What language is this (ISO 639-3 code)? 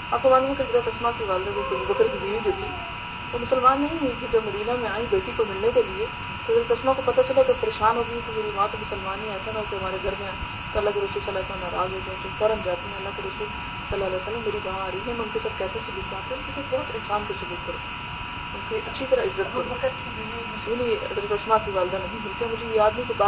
urd